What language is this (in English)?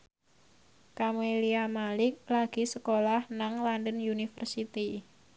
Javanese